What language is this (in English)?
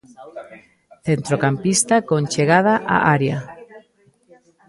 Galician